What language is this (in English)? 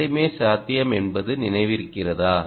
Tamil